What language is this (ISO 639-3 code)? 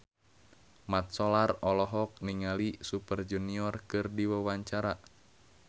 sun